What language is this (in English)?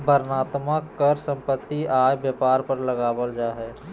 Magahi